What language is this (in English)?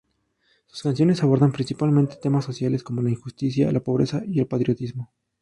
Spanish